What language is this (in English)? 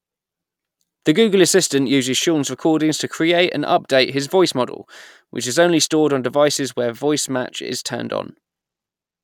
English